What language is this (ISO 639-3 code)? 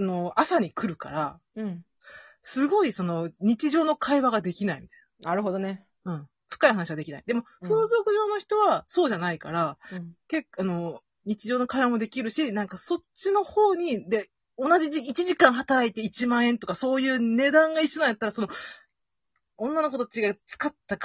jpn